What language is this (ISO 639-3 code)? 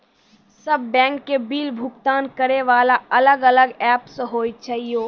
mai